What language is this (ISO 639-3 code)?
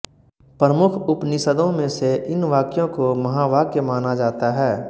hin